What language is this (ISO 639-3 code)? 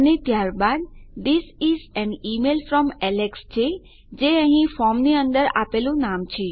guj